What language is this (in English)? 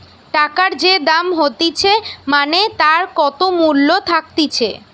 Bangla